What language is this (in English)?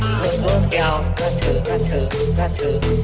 Vietnamese